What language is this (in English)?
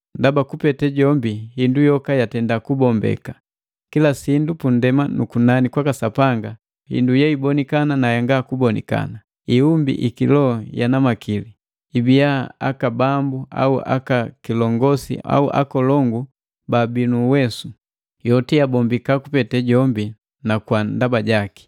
Matengo